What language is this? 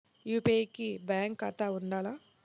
Telugu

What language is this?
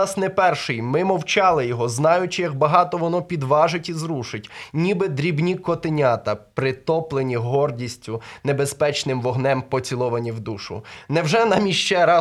Ukrainian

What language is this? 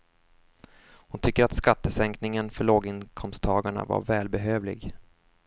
Swedish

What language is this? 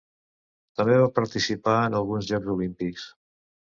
Catalan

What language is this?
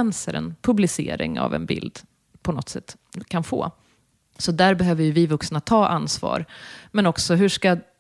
Swedish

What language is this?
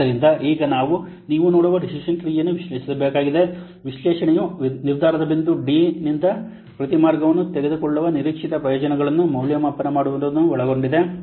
Kannada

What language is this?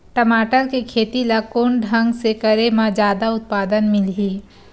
Chhattisgarhi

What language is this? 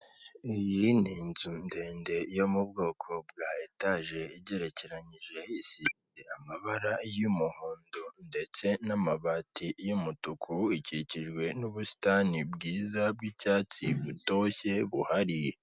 Kinyarwanda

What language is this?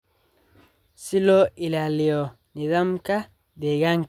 Somali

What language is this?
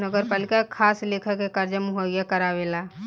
Bhojpuri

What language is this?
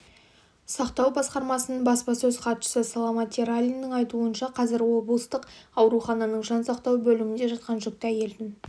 Kazakh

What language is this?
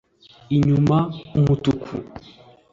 Kinyarwanda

